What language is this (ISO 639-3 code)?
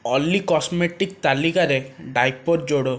ori